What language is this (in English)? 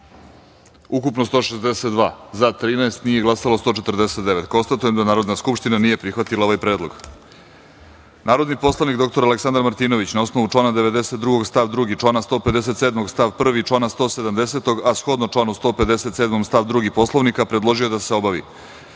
Serbian